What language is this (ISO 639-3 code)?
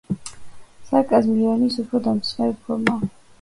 kat